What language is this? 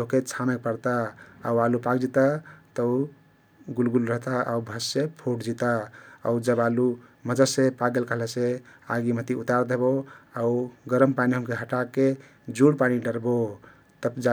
Kathoriya Tharu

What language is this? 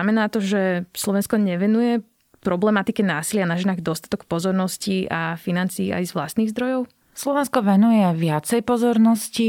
Slovak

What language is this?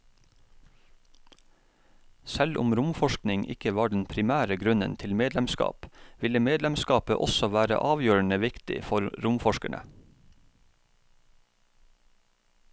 Norwegian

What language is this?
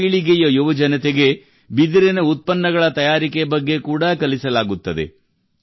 Kannada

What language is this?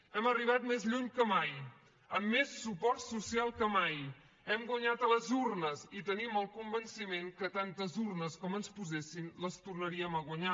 Catalan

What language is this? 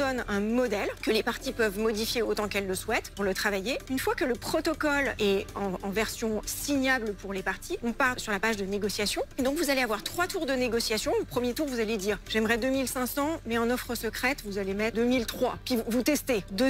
French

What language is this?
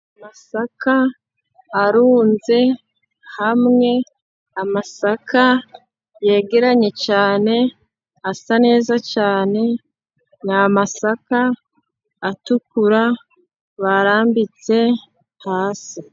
Kinyarwanda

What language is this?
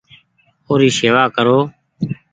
Goaria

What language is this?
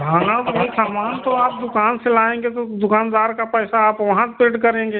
Hindi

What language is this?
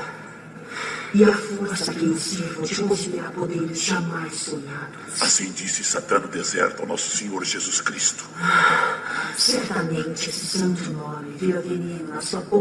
Portuguese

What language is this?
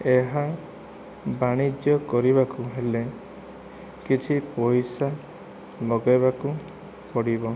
Odia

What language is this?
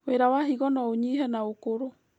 Kikuyu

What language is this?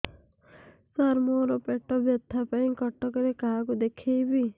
Odia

